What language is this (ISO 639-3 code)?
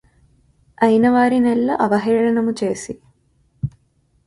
tel